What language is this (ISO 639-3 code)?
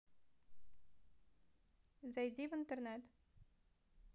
rus